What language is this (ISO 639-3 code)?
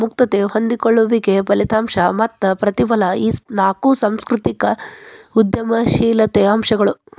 kan